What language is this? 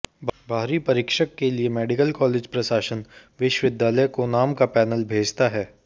Hindi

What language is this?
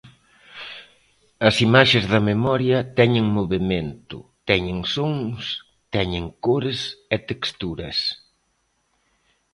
Galician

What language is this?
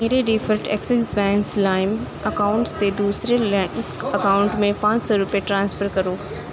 Urdu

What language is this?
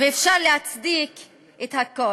Hebrew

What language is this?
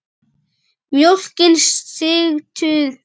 Icelandic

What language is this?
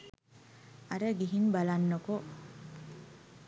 Sinhala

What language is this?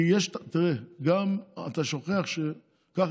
Hebrew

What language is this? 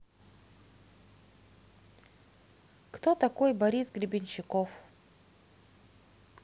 Russian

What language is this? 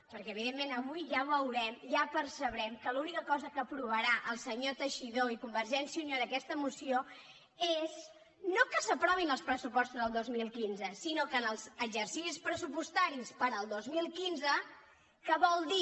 Catalan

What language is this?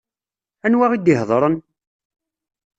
Kabyle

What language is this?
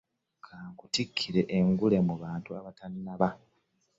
Ganda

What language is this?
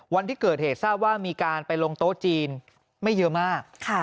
Thai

